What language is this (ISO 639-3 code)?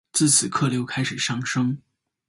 zho